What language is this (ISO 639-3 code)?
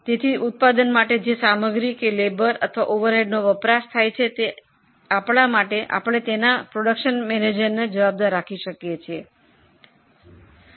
guj